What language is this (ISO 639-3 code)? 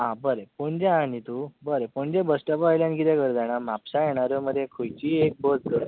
kok